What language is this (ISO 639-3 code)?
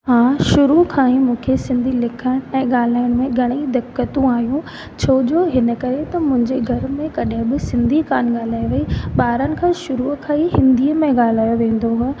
snd